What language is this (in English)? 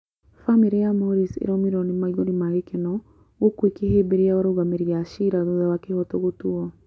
Kikuyu